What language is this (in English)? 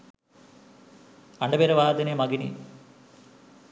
Sinhala